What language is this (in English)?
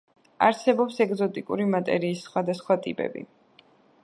Georgian